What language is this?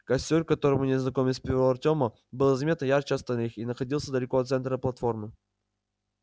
Russian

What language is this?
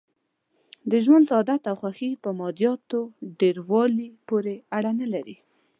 Pashto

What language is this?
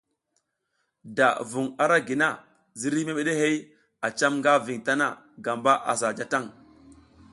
South Giziga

